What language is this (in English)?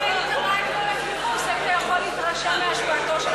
Hebrew